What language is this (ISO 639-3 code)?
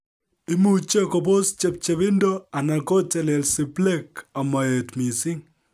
kln